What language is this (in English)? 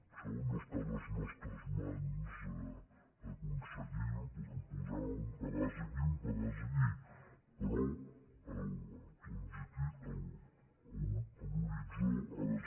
Catalan